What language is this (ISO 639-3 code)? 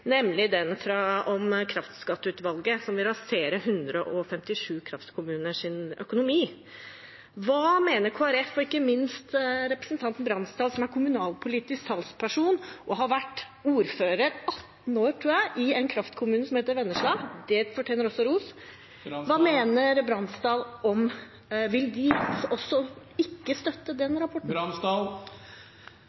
nob